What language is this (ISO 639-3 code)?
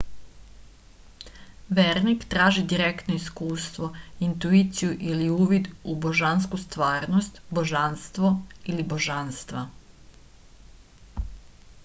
srp